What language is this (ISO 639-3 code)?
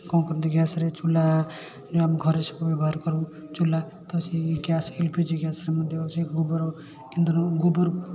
ori